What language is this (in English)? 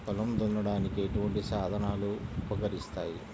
Telugu